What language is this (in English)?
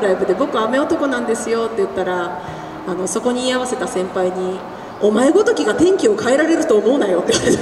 Japanese